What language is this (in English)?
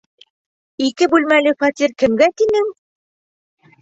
Bashkir